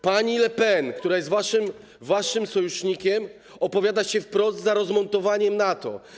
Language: Polish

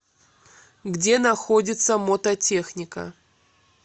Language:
Russian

